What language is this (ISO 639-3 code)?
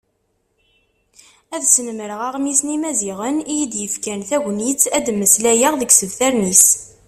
kab